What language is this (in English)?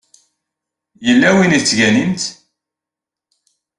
Kabyle